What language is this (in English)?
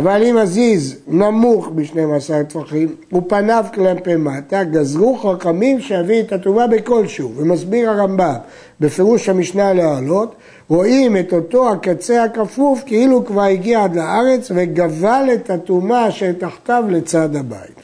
Hebrew